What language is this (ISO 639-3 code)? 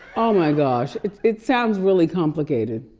eng